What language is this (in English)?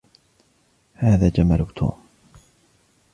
Arabic